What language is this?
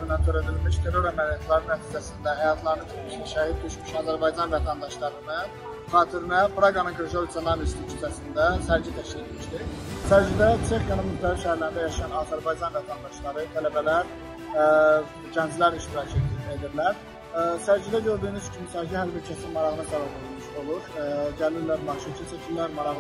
Turkish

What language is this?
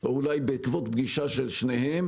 Hebrew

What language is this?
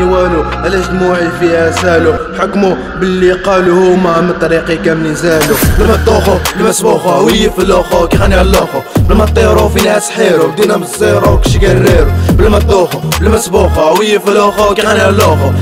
Arabic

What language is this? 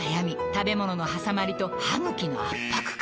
Japanese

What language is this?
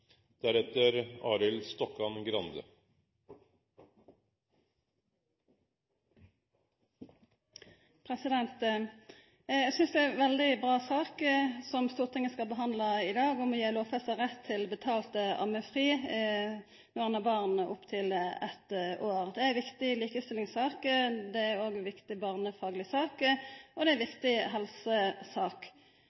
Norwegian Nynorsk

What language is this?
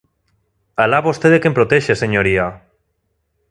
Galician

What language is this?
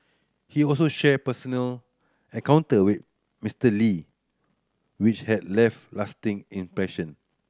English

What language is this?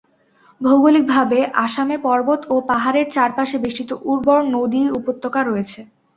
Bangla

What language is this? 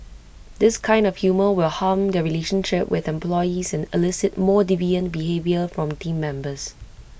English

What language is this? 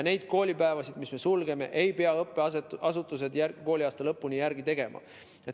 Estonian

